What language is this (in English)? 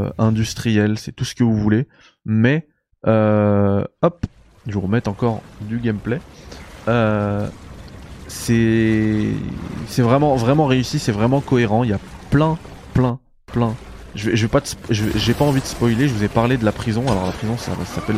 French